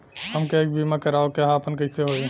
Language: Bhojpuri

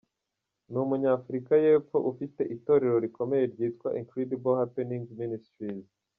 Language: Kinyarwanda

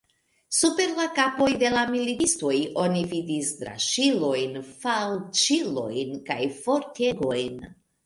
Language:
Esperanto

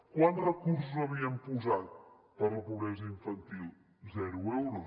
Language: Catalan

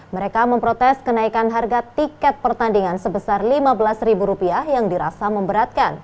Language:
Indonesian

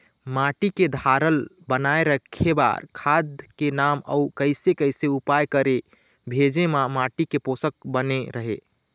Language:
Chhattisgarhi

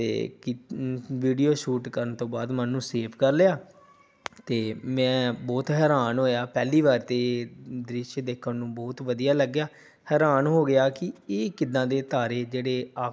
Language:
Punjabi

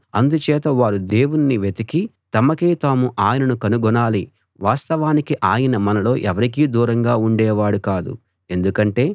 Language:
Telugu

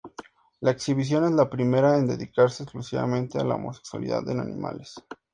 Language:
Spanish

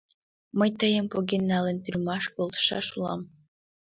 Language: Mari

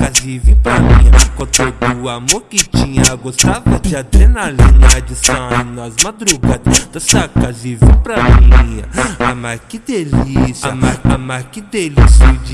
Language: Portuguese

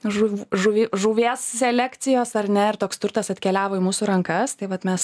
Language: Lithuanian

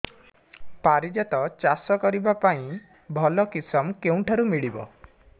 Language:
Odia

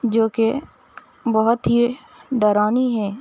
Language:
Urdu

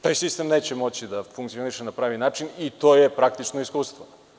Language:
Serbian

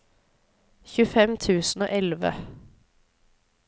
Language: Norwegian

